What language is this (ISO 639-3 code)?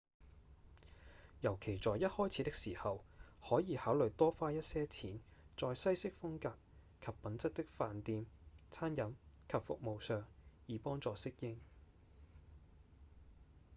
yue